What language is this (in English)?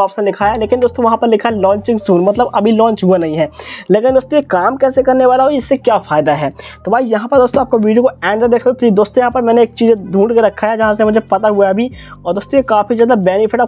Hindi